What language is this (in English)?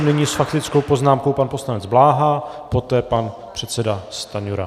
Czech